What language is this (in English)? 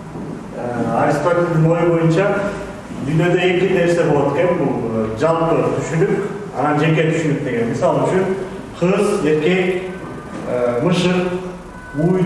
Turkish